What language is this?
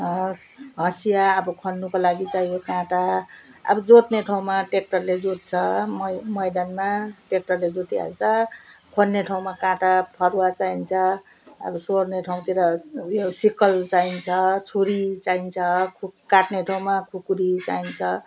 Nepali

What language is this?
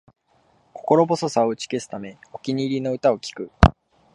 Japanese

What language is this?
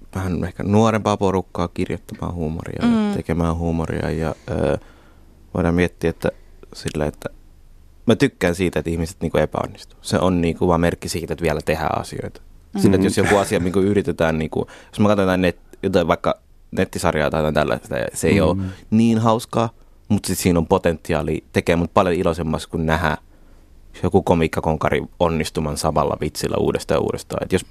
Finnish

